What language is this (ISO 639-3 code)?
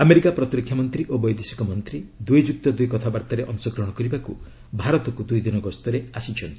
ori